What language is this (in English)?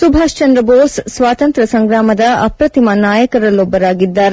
Kannada